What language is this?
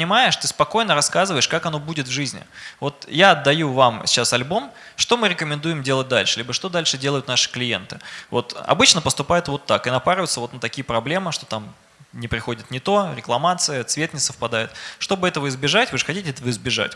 Russian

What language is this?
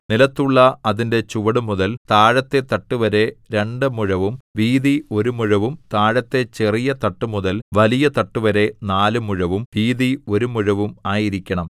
Malayalam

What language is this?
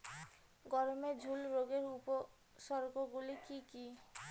Bangla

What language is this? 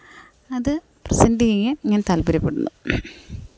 Malayalam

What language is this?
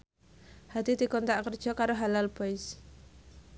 Javanese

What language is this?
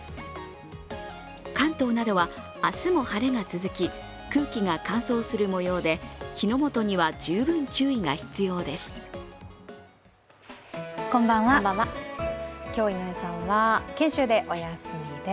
Japanese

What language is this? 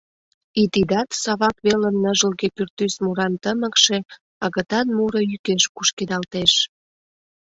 Mari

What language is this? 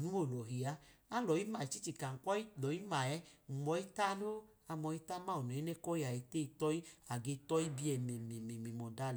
Idoma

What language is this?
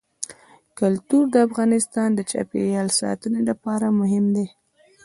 Pashto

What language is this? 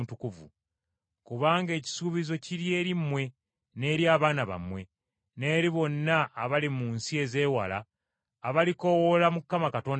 Ganda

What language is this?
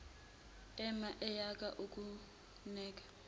Zulu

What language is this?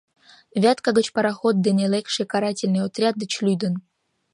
Mari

